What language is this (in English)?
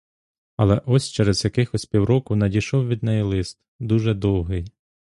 Ukrainian